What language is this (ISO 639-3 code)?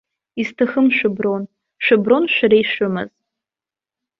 abk